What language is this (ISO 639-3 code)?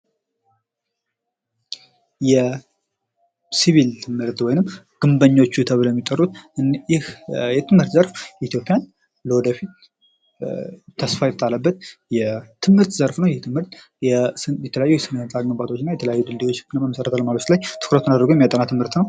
amh